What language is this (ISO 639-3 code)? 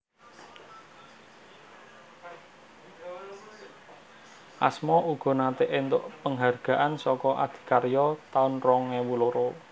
jav